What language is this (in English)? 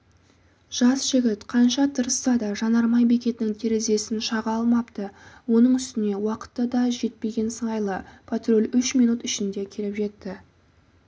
Kazakh